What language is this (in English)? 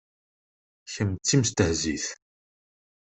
Kabyle